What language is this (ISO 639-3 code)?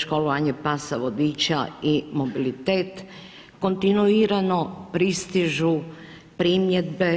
hrv